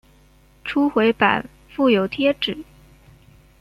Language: Chinese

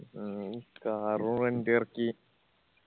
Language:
Malayalam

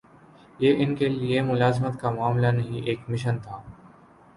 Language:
Urdu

